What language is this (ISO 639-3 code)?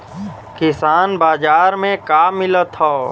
bho